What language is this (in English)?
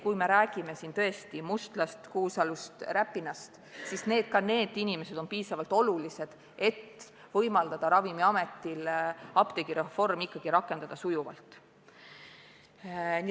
Estonian